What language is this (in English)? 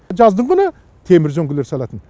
Kazakh